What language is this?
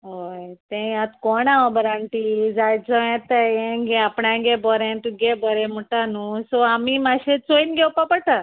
Konkani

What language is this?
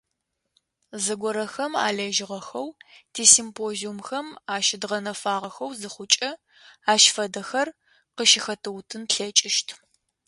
Adyghe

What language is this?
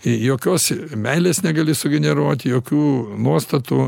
Lithuanian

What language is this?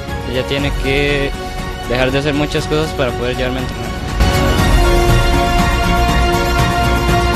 Spanish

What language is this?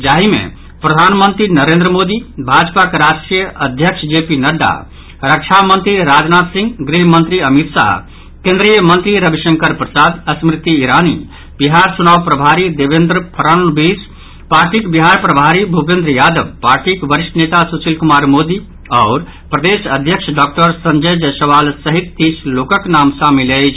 Maithili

